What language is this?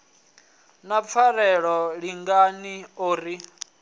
Venda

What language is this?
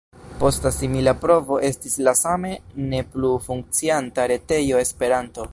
Esperanto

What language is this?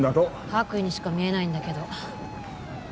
Japanese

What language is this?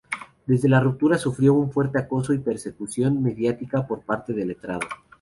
Spanish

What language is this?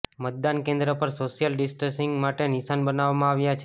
Gujarati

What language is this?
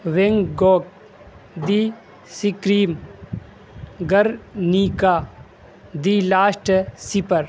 Urdu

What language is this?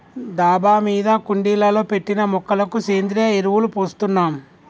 Telugu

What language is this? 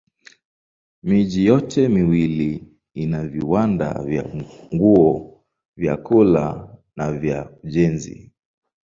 Swahili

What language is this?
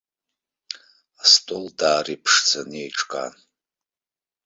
Abkhazian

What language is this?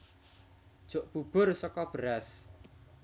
Javanese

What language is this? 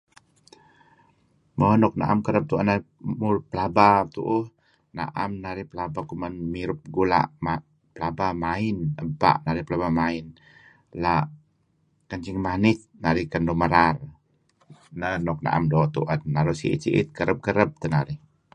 Kelabit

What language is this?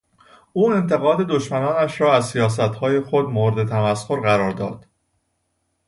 Persian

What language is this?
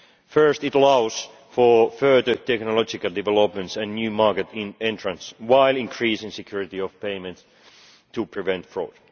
English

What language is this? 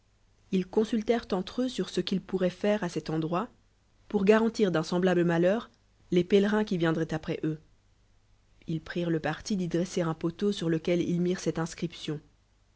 French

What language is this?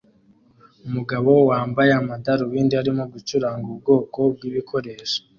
Kinyarwanda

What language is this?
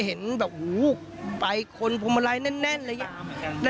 Thai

